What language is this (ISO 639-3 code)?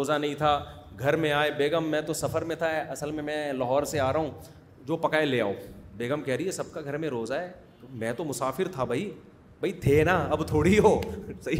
urd